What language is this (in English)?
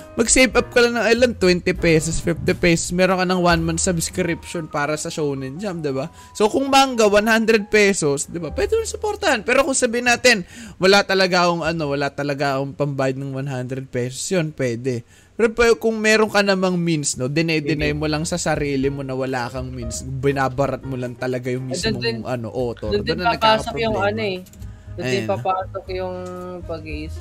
Filipino